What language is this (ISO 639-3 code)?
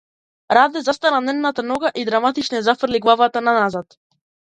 mkd